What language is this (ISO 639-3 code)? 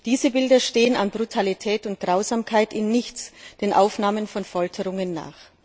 deu